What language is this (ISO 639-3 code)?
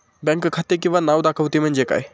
mar